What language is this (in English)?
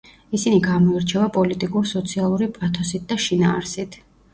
Georgian